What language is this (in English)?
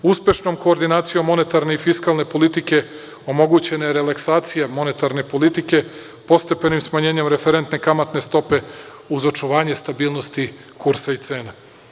Serbian